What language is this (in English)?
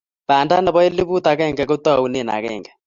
Kalenjin